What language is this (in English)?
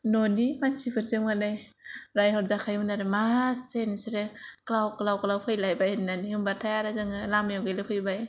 Bodo